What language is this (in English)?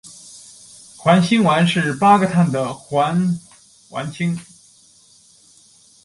Chinese